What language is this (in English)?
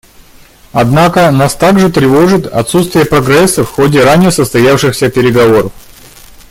Russian